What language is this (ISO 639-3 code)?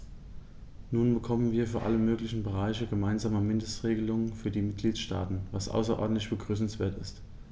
deu